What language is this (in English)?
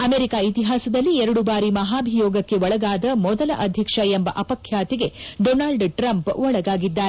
Kannada